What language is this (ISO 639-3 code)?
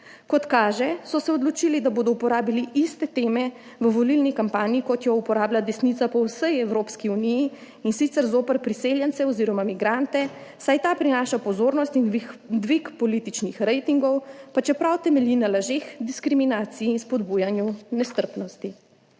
slv